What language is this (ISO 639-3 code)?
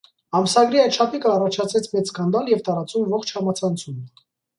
hye